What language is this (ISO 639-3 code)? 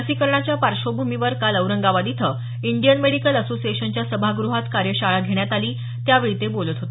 mar